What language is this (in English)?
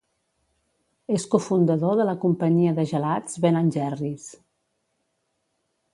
Catalan